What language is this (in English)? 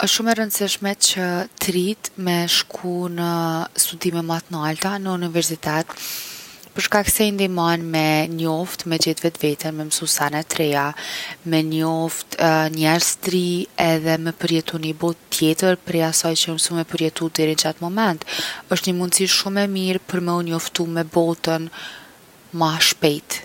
Gheg Albanian